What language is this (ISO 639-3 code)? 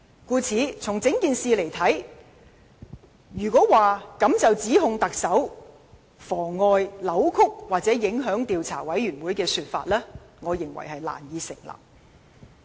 yue